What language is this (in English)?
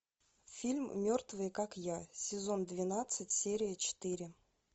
Russian